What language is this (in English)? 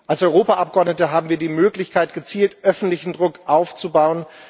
German